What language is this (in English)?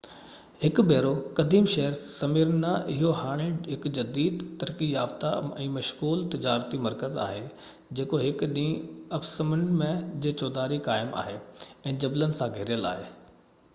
Sindhi